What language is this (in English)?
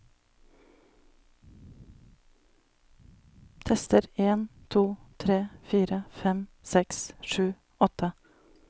Norwegian